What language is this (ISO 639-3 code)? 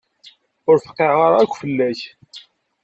kab